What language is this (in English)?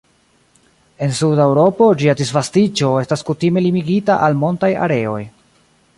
Esperanto